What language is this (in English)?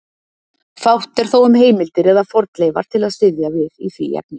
Icelandic